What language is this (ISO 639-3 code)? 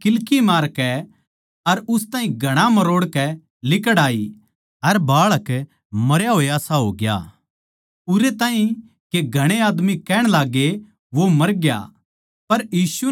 bgc